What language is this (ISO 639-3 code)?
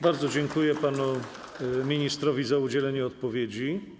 pol